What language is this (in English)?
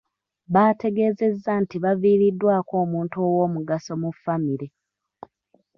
Ganda